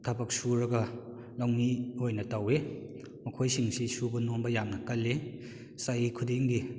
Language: Manipuri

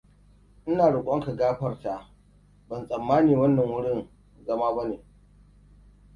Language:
Hausa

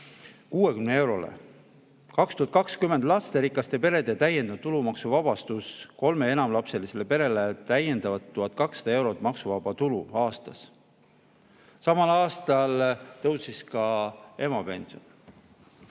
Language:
Estonian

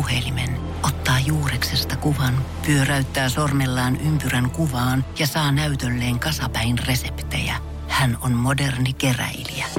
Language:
Finnish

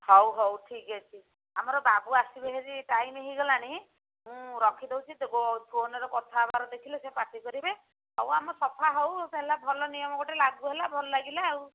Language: Odia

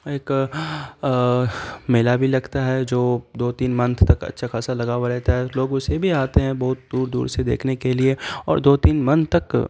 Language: Urdu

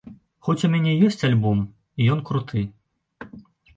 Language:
Belarusian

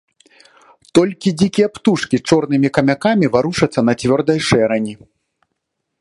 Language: Belarusian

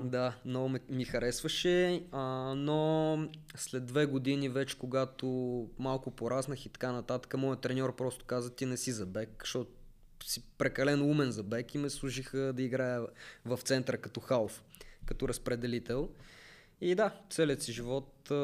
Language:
Bulgarian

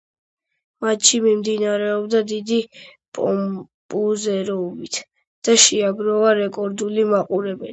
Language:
Georgian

